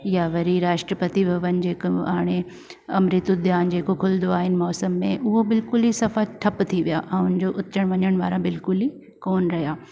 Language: Sindhi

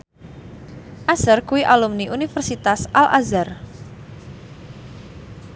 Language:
Javanese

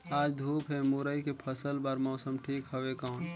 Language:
Chhattisgarhi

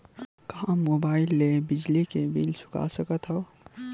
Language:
Chhattisgarhi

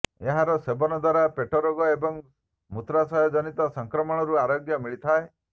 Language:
Odia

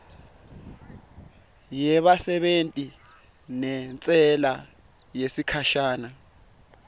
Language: Swati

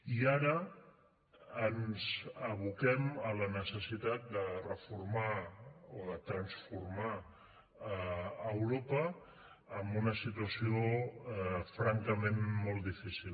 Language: Catalan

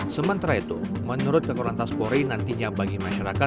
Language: Indonesian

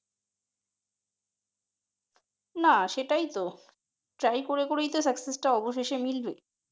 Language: Bangla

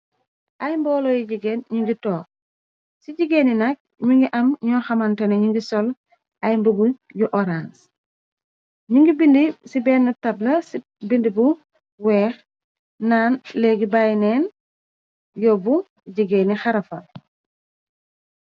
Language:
Wolof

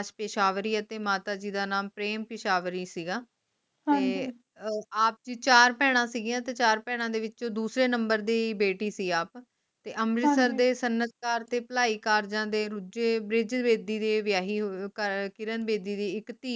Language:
Punjabi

